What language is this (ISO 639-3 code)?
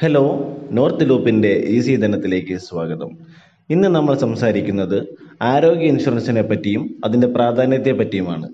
mal